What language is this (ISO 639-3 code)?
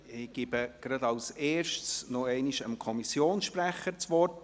gsw